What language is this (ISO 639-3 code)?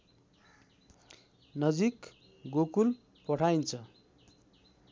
nep